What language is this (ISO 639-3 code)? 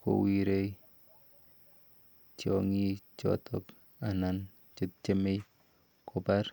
kln